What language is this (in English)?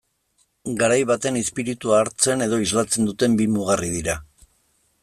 Basque